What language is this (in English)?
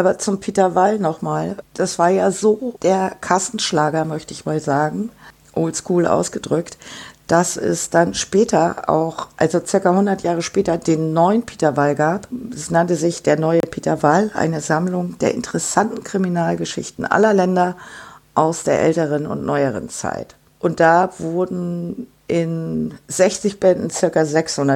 German